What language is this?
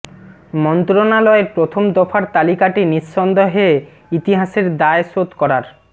Bangla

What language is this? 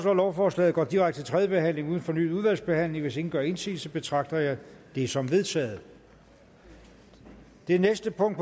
Danish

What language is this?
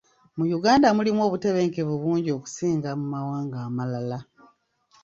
Ganda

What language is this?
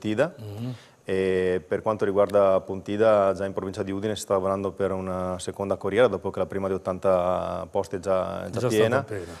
Italian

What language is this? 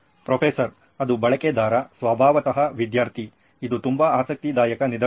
Kannada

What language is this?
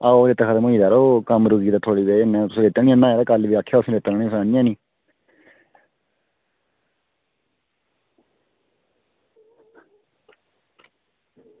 Dogri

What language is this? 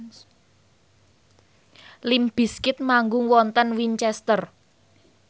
Javanese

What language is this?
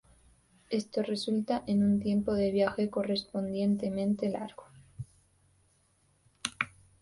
Spanish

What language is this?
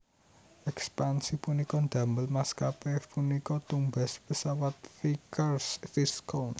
Javanese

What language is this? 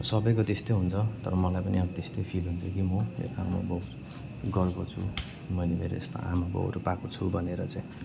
Nepali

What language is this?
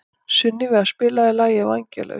Icelandic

